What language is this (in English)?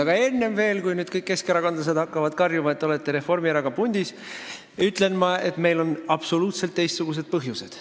Estonian